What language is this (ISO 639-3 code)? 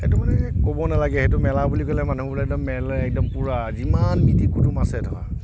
asm